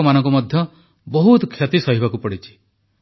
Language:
Odia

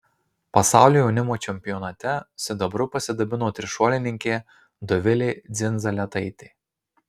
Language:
Lithuanian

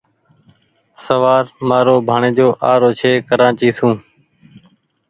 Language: Goaria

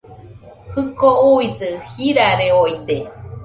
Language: Nüpode Huitoto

